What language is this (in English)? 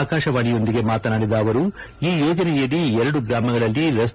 Kannada